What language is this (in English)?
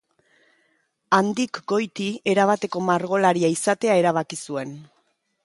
Basque